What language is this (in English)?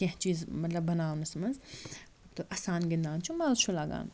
Kashmiri